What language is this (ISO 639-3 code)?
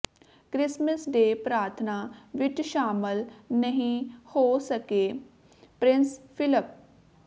pan